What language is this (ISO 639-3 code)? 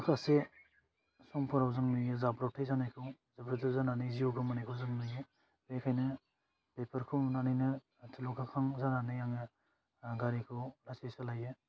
brx